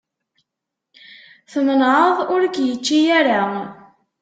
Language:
Kabyle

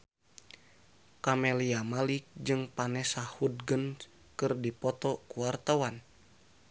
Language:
Sundanese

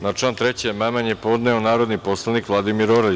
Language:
Serbian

